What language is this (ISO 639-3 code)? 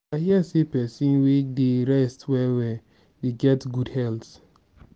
pcm